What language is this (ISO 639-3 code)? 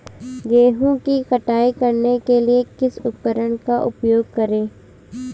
hin